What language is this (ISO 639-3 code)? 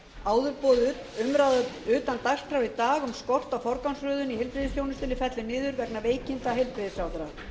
isl